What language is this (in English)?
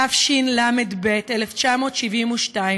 Hebrew